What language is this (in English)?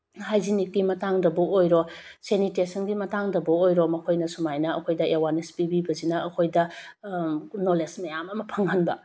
Manipuri